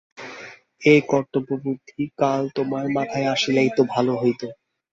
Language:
Bangla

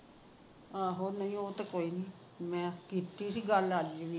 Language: Punjabi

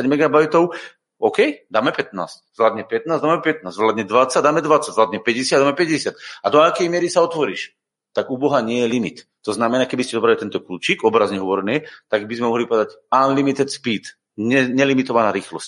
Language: Slovak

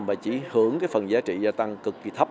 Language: Vietnamese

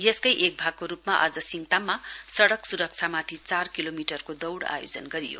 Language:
Nepali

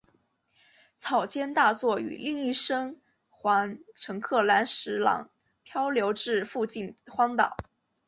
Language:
Chinese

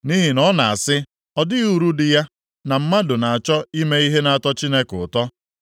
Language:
Igbo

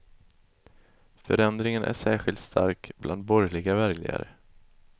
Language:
Swedish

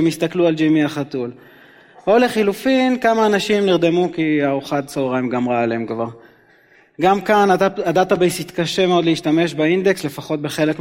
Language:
Hebrew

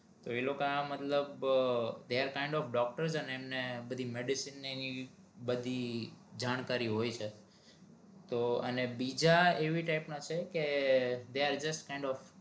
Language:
Gujarati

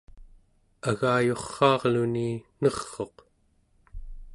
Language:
Central Yupik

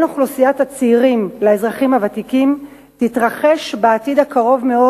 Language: Hebrew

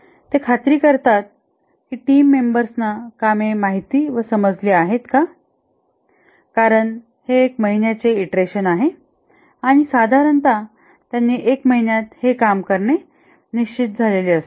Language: Marathi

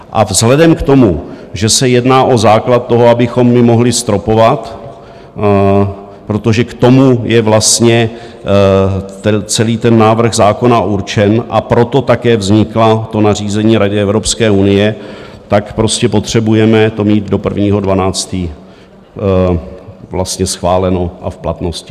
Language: Czech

